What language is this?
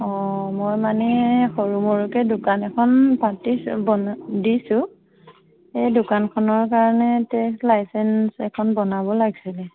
Assamese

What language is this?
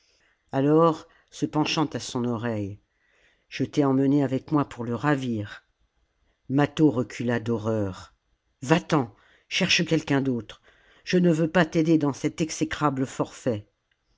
French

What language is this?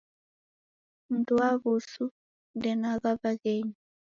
Taita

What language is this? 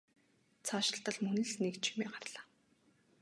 Mongolian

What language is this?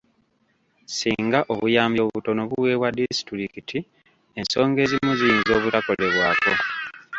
Ganda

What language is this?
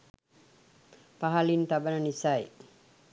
Sinhala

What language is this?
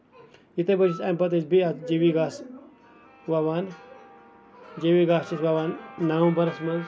Kashmiri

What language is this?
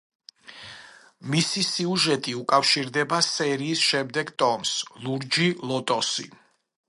Georgian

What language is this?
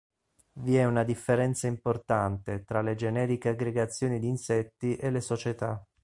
Italian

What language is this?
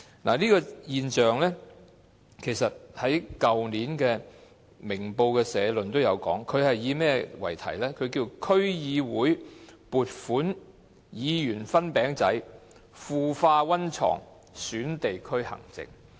Cantonese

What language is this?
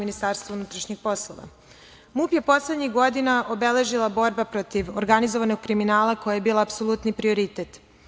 Serbian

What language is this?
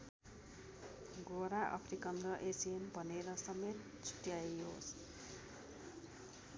Nepali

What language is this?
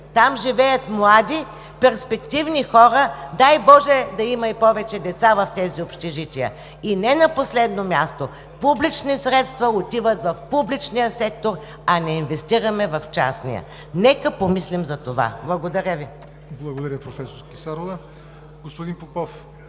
Bulgarian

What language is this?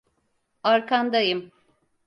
Turkish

